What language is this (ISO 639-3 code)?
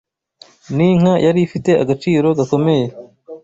kin